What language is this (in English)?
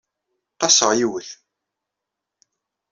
Kabyle